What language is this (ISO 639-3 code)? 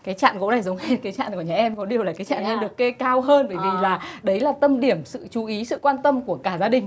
vie